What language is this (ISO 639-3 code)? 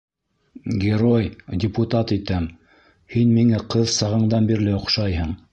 bak